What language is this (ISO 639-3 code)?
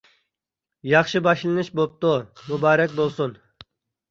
uig